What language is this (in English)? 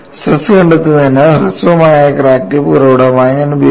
Malayalam